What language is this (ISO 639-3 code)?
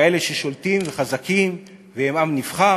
heb